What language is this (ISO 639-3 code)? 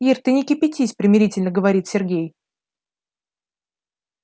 rus